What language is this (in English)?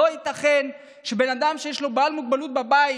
Hebrew